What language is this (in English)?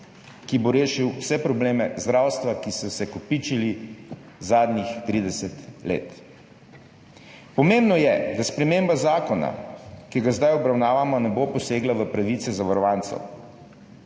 Slovenian